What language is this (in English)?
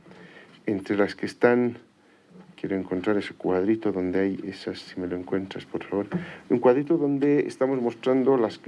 Spanish